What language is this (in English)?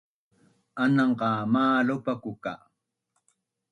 Bunun